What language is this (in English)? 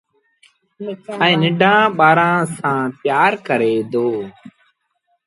Sindhi Bhil